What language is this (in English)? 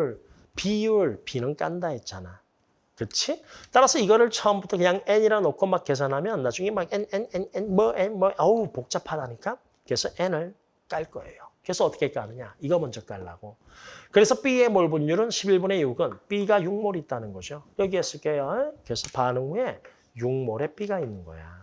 Korean